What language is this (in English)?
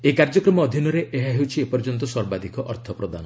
Odia